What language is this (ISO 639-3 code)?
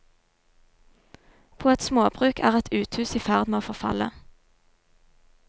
nor